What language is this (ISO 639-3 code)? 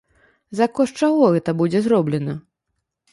bel